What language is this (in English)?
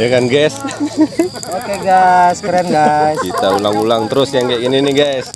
Indonesian